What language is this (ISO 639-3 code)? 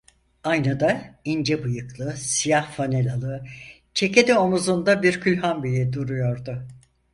tur